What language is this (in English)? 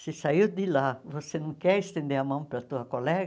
Portuguese